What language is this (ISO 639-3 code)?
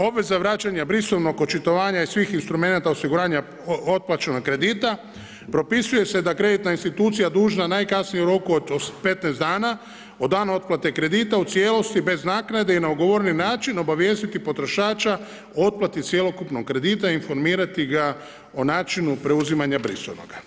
hrv